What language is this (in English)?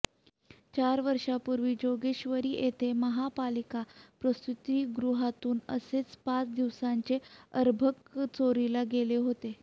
Marathi